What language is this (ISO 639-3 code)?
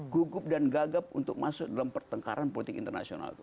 ind